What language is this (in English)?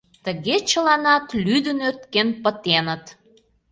Mari